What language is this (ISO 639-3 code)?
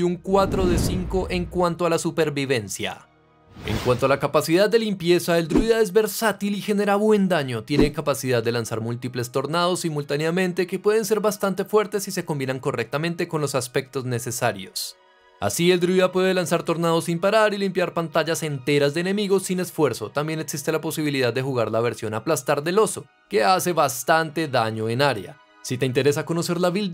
spa